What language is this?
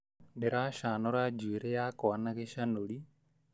Kikuyu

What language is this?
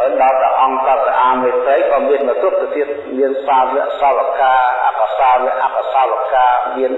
Vietnamese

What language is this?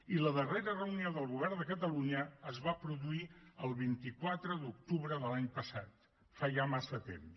Catalan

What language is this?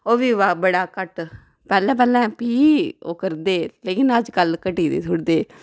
Dogri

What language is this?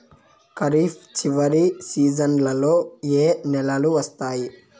Telugu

